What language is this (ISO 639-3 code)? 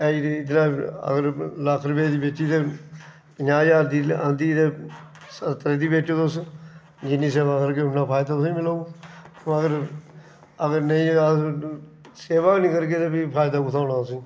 doi